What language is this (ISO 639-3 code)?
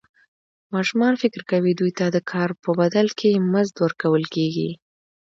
pus